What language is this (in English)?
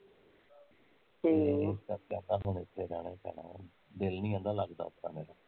Punjabi